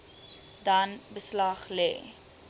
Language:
Afrikaans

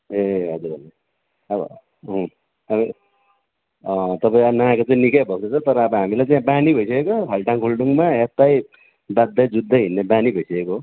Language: Nepali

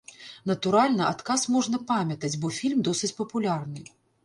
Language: Belarusian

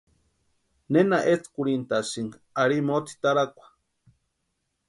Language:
Western Highland Purepecha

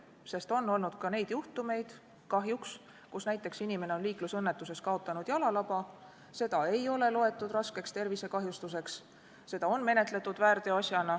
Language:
Estonian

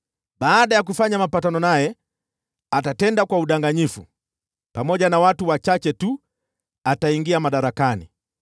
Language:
Swahili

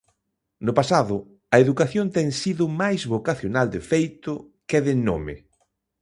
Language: Galician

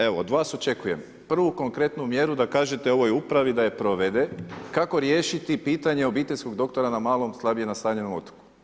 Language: Croatian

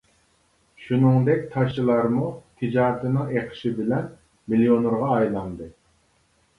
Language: Uyghur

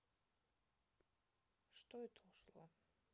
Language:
Russian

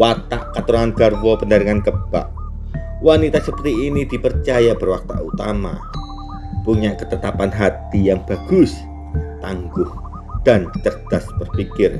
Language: Indonesian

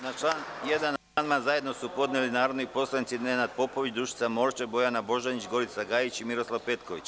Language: Serbian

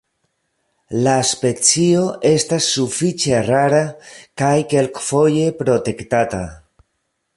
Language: Esperanto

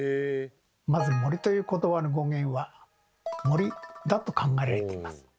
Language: Japanese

